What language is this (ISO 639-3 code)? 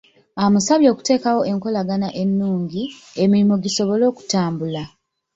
lug